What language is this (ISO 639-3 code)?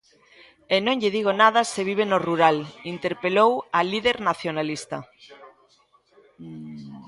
glg